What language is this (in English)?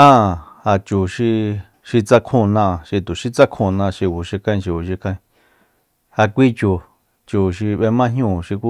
Soyaltepec Mazatec